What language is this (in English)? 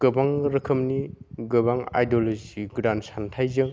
Bodo